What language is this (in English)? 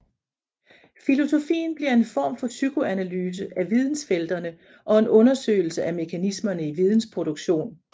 Danish